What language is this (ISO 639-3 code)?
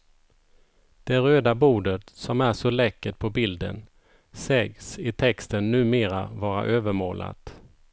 swe